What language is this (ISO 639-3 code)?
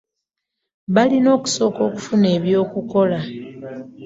lug